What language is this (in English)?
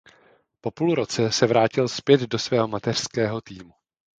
Czech